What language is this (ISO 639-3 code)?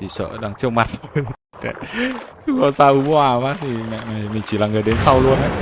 vie